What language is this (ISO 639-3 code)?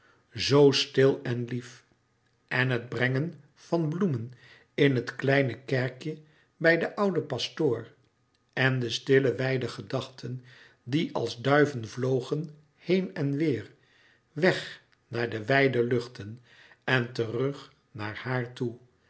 nld